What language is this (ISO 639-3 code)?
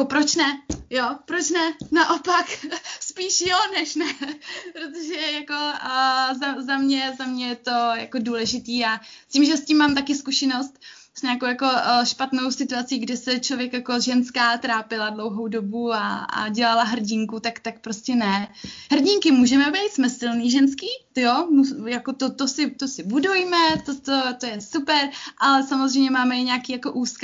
ces